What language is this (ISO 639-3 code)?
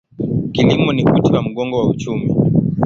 swa